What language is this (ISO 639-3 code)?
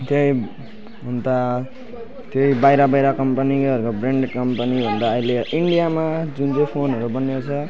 nep